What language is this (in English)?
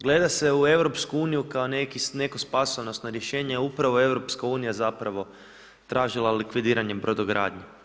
Croatian